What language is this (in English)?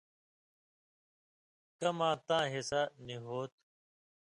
Indus Kohistani